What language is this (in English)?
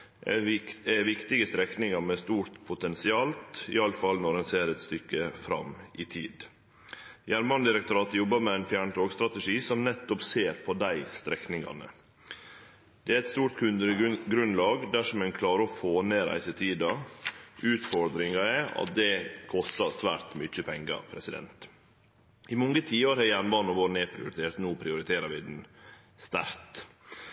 Norwegian Nynorsk